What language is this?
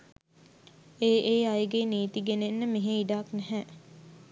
Sinhala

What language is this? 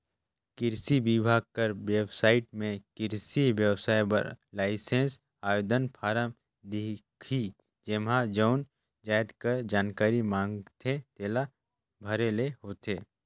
Chhattisgarhi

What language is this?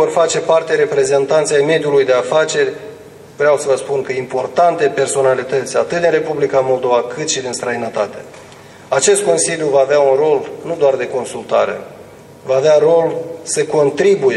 Romanian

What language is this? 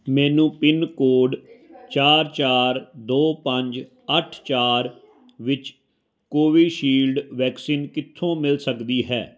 Punjabi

